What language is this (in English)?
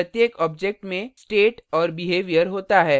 Hindi